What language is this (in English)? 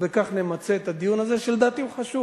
Hebrew